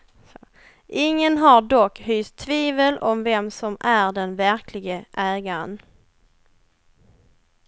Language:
Swedish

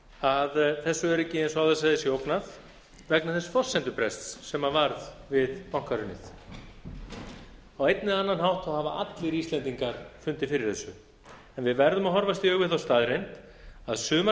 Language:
Icelandic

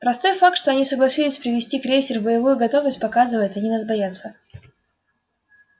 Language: Russian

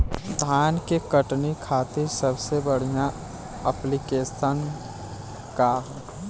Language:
Bhojpuri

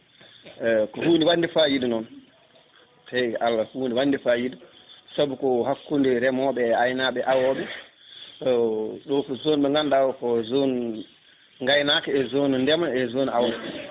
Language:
Fula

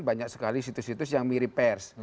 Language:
Indonesian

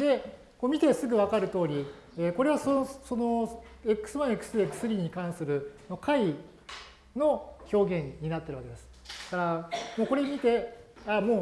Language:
Japanese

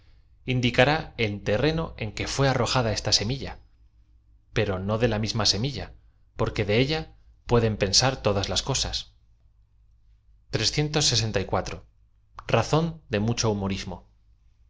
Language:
Spanish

